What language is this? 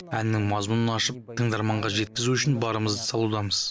Kazakh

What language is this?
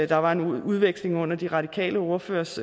Danish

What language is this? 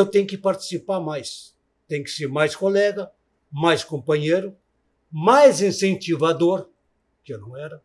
Portuguese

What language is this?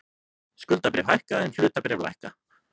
Icelandic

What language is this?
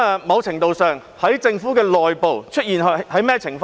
Cantonese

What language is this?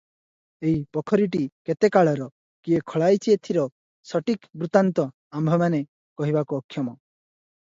Odia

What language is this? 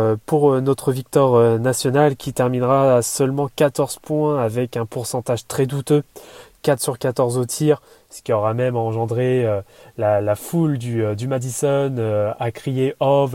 French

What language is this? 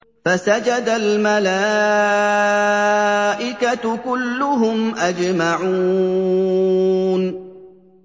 Arabic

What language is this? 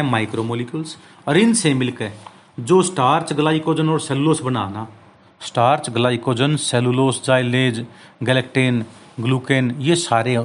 Hindi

